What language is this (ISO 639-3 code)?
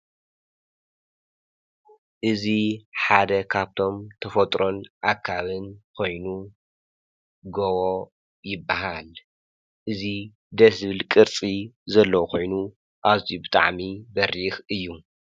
tir